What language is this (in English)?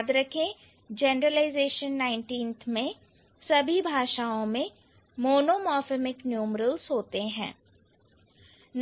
Hindi